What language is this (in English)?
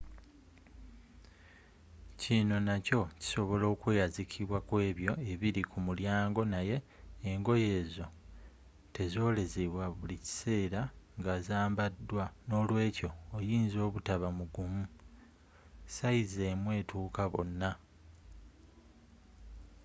Ganda